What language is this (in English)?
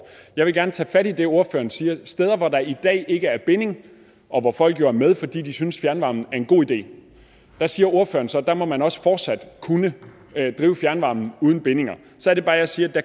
Danish